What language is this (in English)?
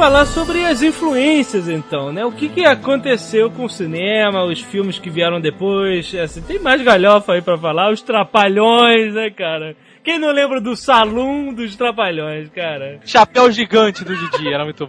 Portuguese